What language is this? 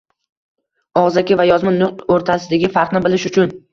Uzbek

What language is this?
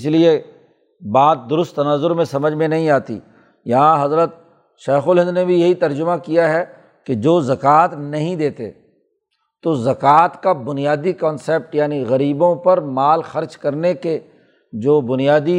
Urdu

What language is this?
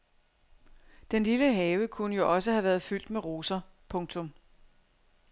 Danish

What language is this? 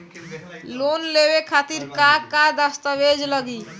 Bhojpuri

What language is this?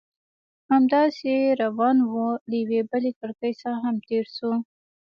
Pashto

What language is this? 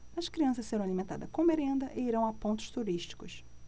Portuguese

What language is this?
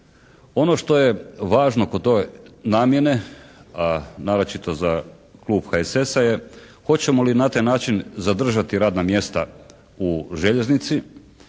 Croatian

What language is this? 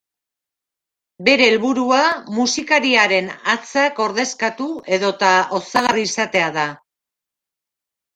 Basque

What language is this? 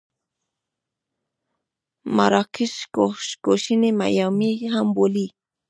Pashto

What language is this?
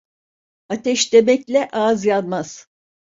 Turkish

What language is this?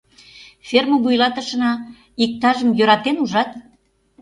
Mari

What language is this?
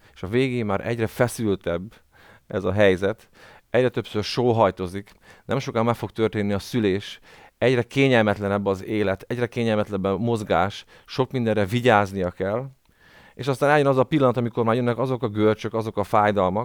Hungarian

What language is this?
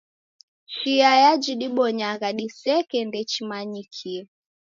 Taita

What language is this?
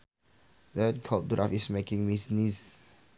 Sundanese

